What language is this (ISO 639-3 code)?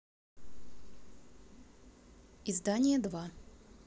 rus